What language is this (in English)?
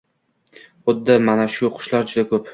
Uzbek